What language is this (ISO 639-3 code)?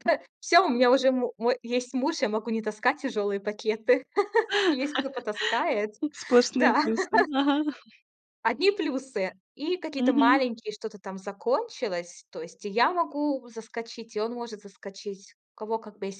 rus